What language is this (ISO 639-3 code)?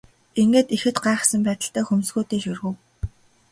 mon